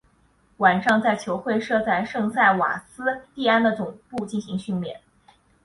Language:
Chinese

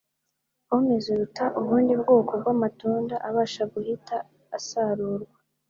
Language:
Kinyarwanda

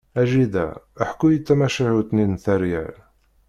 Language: Kabyle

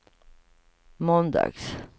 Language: Swedish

